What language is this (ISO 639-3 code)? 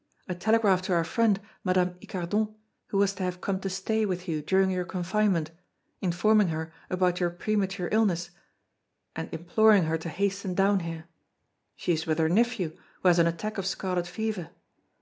eng